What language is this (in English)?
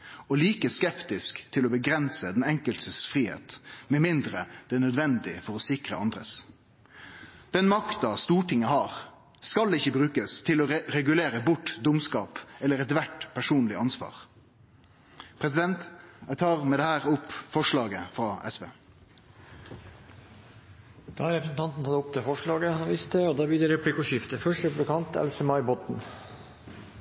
Norwegian